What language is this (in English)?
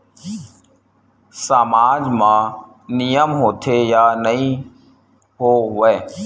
Chhattisgarhi